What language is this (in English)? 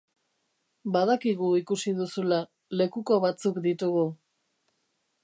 Basque